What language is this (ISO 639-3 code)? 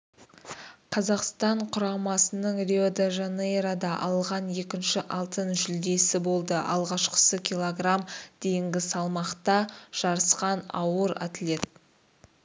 kaz